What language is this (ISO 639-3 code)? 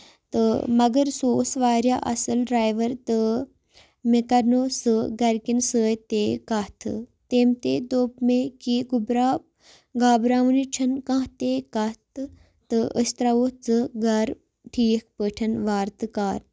kas